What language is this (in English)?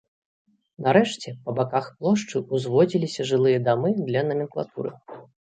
Belarusian